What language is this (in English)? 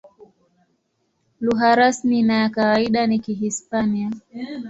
Swahili